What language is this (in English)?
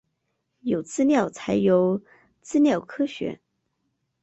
Chinese